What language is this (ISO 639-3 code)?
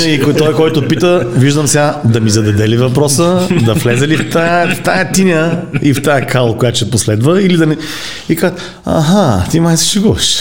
bul